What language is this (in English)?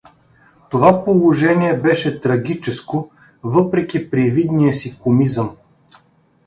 Bulgarian